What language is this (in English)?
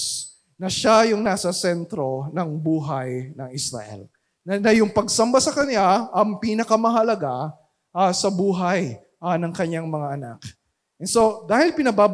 Filipino